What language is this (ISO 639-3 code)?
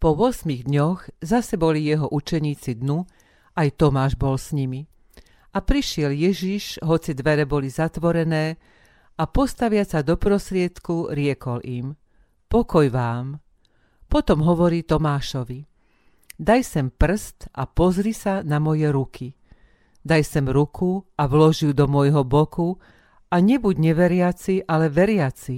slk